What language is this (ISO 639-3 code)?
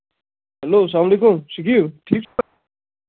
kas